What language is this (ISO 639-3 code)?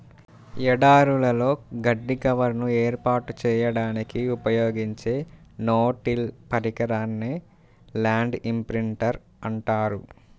tel